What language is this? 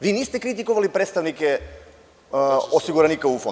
Serbian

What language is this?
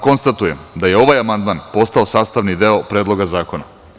Serbian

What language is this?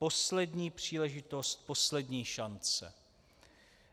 Czech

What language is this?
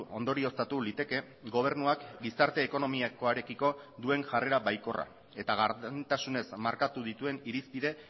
Basque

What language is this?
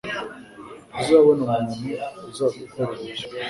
Kinyarwanda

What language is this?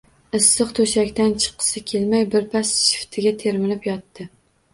Uzbek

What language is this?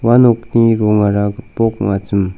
Garo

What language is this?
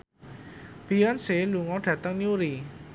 Javanese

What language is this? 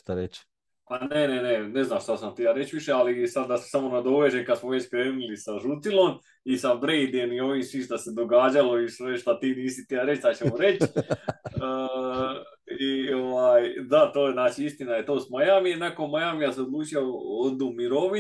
Croatian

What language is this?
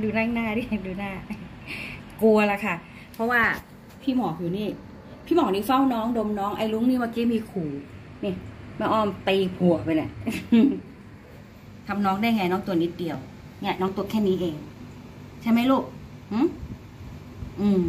Thai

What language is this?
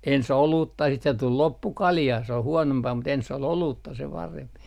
Finnish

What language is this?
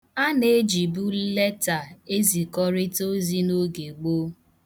Igbo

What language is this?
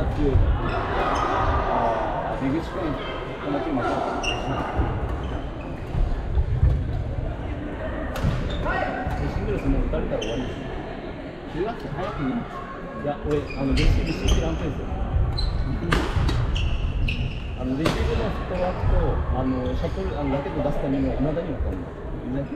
Japanese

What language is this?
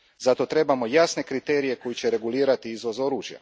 Croatian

